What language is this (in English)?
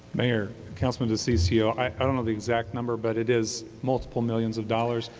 English